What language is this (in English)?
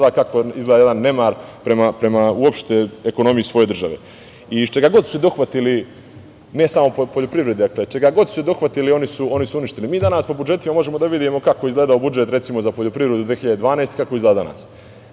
Serbian